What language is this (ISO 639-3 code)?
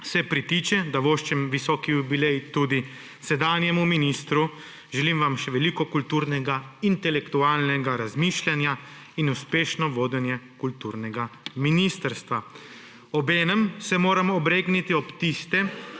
slv